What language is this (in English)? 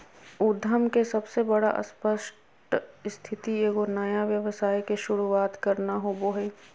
Magahi